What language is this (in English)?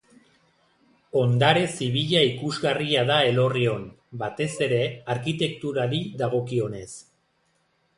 Basque